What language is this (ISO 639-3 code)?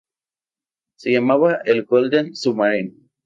spa